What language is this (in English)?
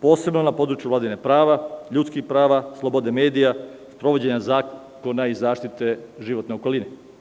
Serbian